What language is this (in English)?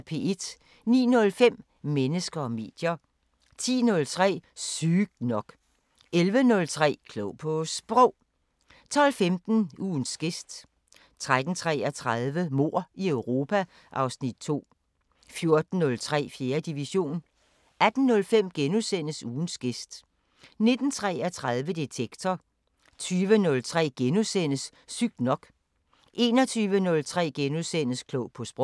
Danish